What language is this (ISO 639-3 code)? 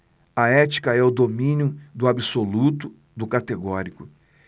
por